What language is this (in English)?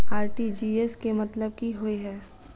Maithili